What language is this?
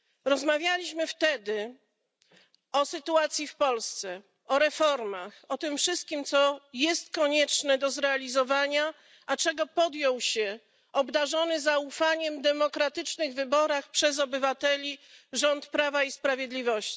Polish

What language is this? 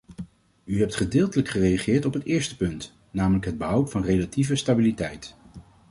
Dutch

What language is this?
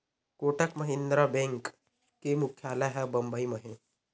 Chhattisgarhi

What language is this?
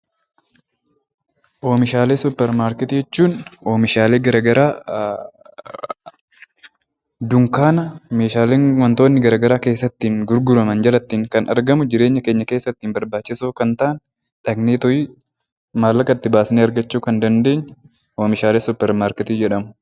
Oromo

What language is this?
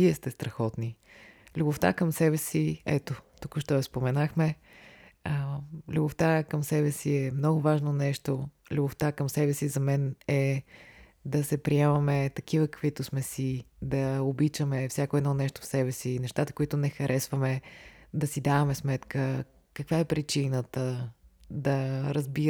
Bulgarian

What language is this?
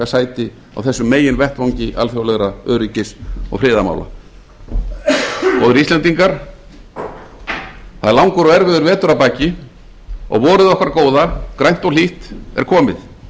Icelandic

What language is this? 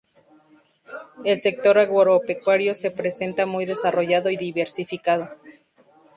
Spanish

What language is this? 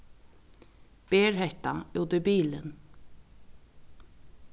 Faroese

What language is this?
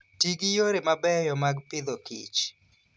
Luo (Kenya and Tanzania)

